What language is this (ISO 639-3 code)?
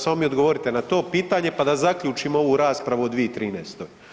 hrv